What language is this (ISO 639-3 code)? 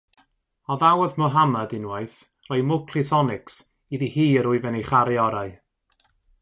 cym